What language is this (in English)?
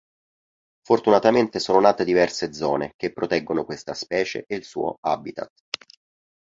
Italian